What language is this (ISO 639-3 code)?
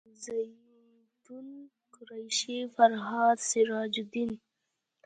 pus